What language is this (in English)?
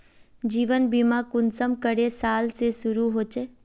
Magahi